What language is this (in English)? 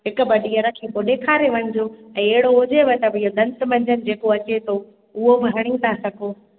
Sindhi